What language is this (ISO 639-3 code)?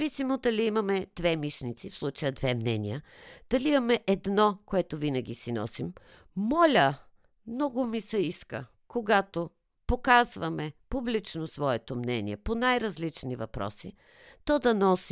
bul